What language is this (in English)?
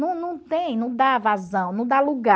Portuguese